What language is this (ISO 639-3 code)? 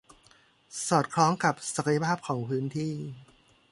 tha